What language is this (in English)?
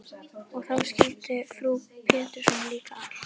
Icelandic